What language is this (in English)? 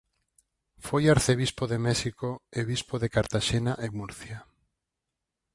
Galician